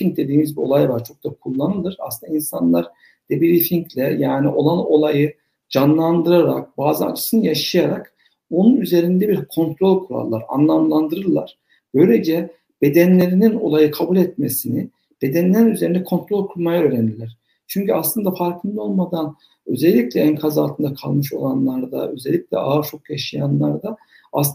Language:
Turkish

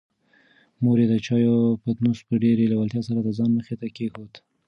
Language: Pashto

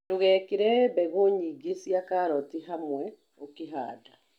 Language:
Kikuyu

